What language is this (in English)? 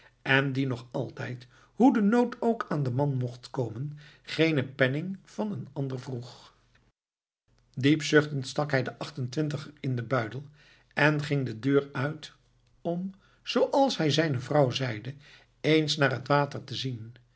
Dutch